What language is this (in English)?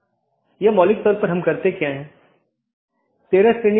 Hindi